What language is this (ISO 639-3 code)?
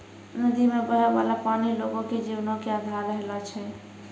mai